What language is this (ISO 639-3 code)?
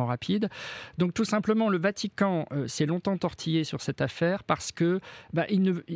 fra